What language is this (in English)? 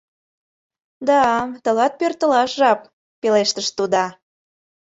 Mari